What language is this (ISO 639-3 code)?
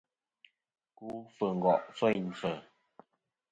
bkm